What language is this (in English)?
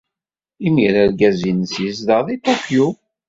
Kabyle